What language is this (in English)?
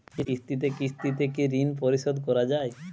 Bangla